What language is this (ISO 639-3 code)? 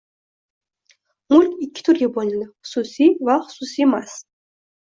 uzb